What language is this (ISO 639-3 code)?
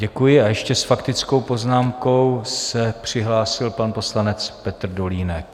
ces